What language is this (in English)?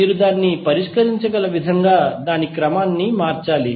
Telugu